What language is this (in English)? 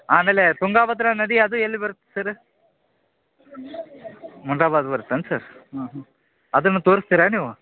Kannada